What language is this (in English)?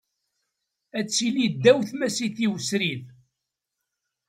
Kabyle